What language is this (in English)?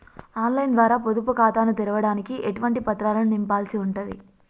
Telugu